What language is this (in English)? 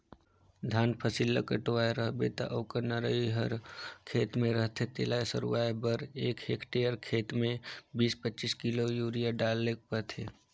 Chhattisgarhi